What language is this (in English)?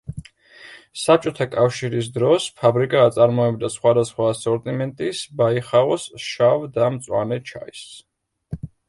Georgian